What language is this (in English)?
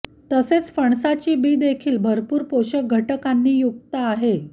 Marathi